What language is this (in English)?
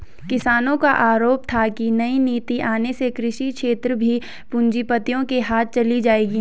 Hindi